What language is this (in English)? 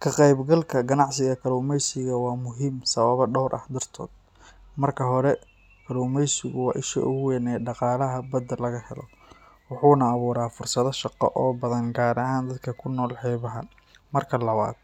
Somali